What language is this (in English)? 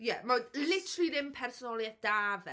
Welsh